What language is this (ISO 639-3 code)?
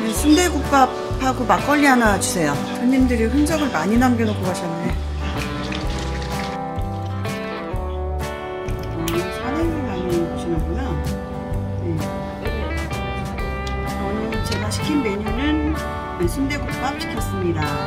kor